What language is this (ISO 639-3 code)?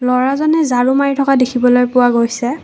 asm